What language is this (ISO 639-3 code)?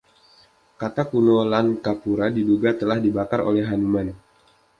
ind